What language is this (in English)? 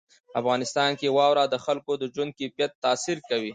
Pashto